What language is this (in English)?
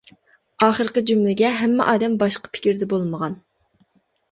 Uyghur